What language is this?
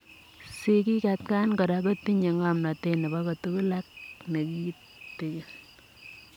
Kalenjin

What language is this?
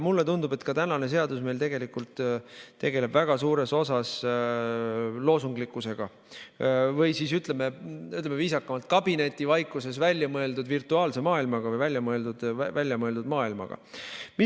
Estonian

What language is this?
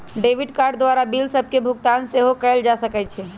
Magahi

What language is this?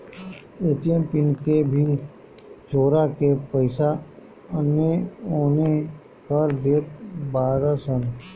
Bhojpuri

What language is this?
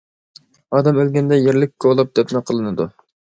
Uyghur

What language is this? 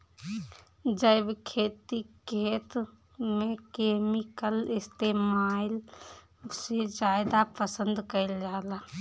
Bhojpuri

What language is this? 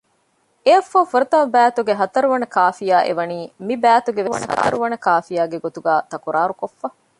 Divehi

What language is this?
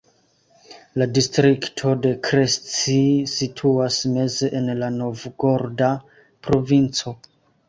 Esperanto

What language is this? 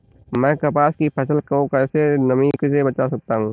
Hindi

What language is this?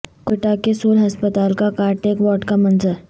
Urdu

